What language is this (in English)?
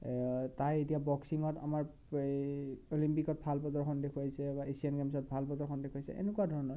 Assamese